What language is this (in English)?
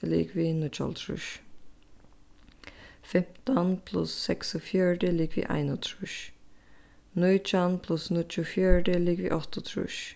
Faroese